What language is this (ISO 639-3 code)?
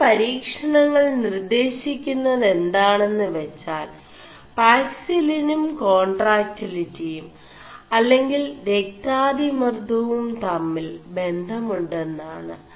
mal